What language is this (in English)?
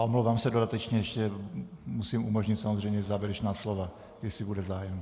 Czech